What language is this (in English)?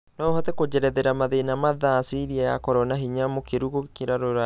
Kikuyu